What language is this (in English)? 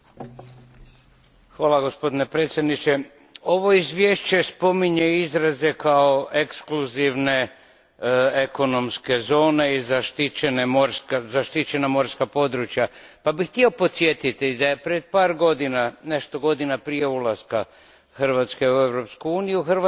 Croatian